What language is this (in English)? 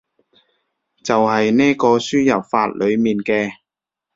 Cantonese